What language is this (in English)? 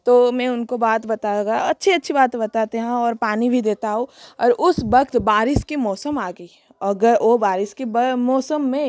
Hindi